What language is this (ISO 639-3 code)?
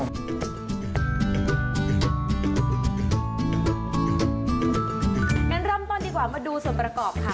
tha